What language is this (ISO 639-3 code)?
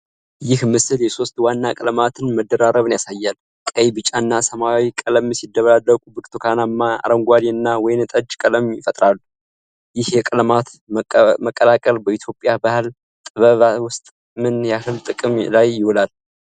amh